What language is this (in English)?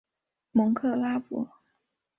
Chinese